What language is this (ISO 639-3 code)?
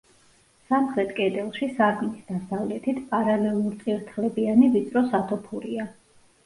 kat